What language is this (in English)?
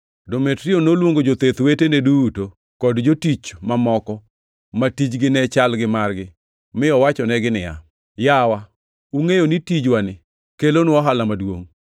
Luo (Kenya and Tanzania)